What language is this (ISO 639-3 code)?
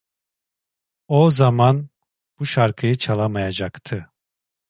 tur